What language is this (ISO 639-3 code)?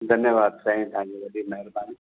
snd